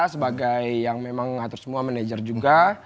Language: Indonesian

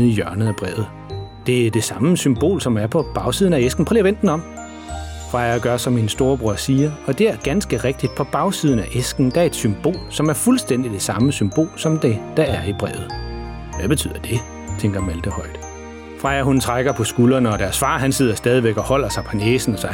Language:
Danish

